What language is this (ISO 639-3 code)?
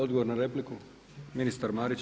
hrv